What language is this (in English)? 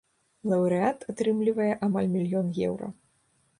Belarusian